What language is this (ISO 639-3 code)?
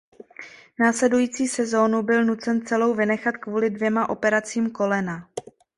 ces